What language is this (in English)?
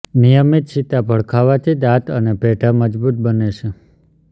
Gujarati